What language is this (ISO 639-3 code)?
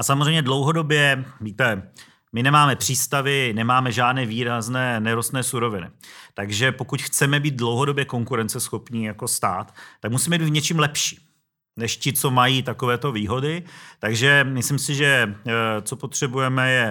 ces